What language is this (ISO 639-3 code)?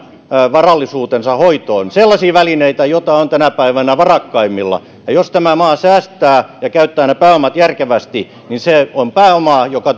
fin